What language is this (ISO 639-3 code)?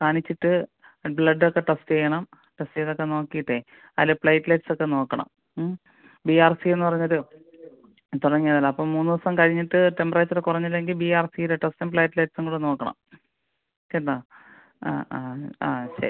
mal